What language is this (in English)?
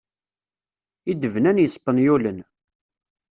Kabyle